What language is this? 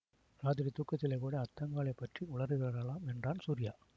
Tamil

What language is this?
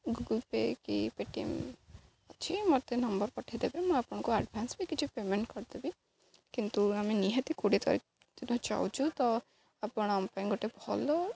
Odia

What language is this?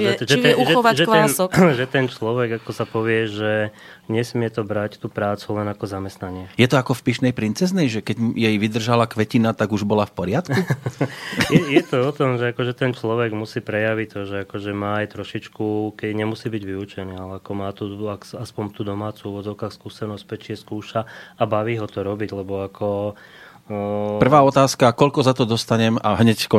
Slovak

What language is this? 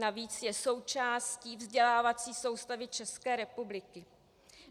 Czech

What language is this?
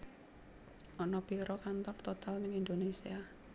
Javanese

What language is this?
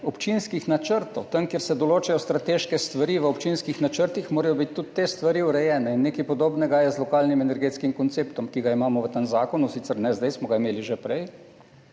Slovenian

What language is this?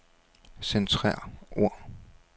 Danish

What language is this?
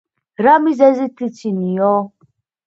Georgian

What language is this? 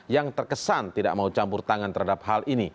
Indonesian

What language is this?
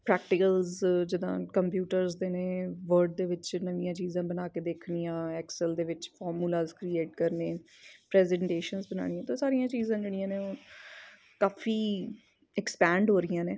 Punjabi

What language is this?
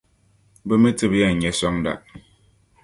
Dagbani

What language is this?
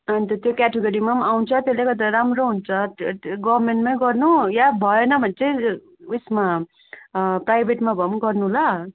Nepali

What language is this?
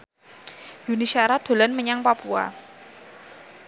Javanese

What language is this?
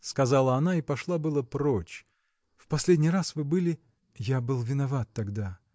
Russian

